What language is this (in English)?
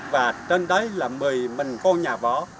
Vietnamese